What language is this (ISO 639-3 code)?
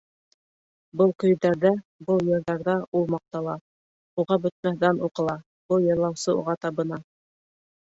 bak